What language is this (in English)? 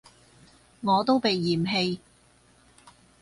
Cantonese